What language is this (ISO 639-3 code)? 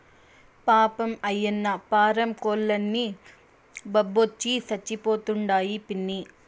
tel